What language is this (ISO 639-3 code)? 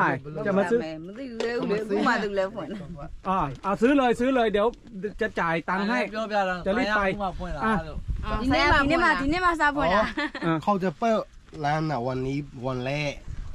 tha